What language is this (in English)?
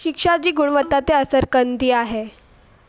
Sindhi